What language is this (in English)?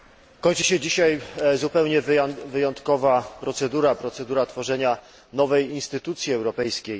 Polish